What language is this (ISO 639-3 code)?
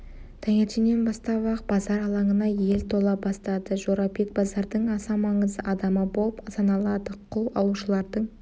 kaz